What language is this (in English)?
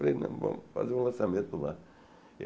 Portuguese